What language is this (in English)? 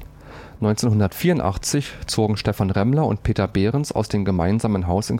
German